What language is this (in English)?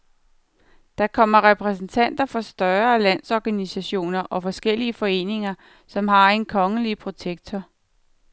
Danish